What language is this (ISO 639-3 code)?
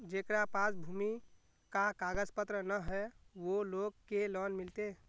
mag